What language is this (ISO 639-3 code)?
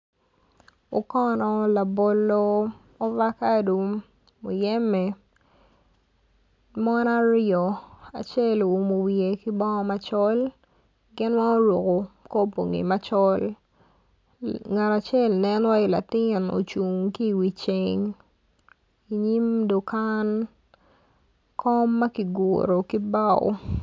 ach